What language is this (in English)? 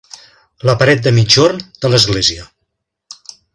Catalan